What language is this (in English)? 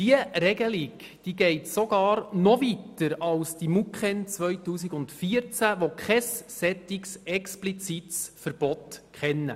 Swiss German